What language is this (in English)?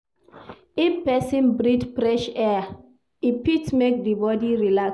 Nigerian Pidgin